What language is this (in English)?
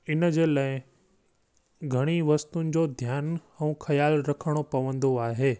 Sindhi